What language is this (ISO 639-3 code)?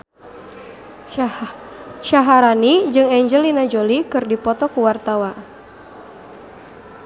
sun